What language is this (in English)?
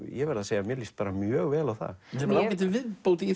Icelandic